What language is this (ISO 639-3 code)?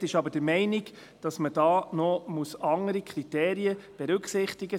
gsw